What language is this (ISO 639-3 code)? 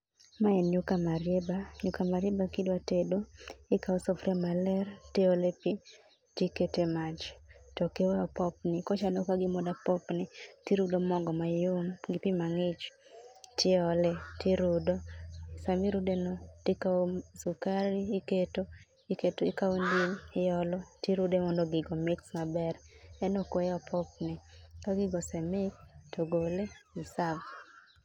luo